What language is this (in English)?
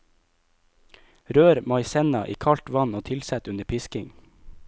Norwegian